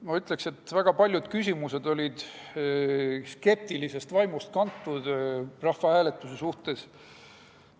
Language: Estonian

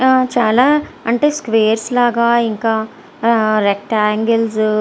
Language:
Telugu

